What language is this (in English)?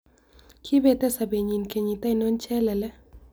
Kalenjin